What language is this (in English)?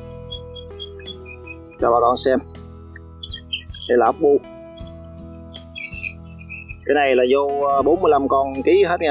Vietnamese